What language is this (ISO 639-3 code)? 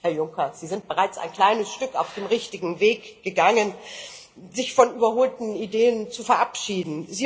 deu